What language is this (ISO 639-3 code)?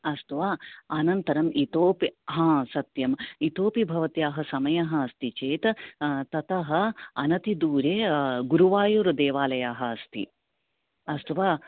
san